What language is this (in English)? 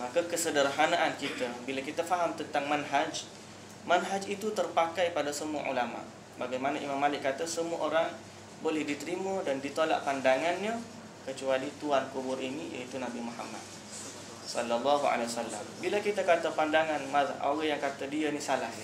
Malay